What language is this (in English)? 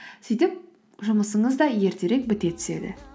Kazakh